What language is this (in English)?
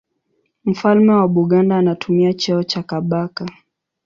Swahili